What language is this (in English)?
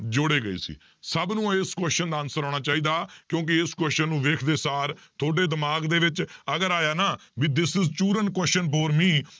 Punjabi